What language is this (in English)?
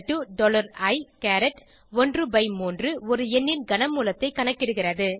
Tamil